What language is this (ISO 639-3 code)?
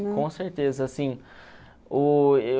por